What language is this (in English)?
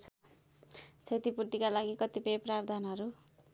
Nepali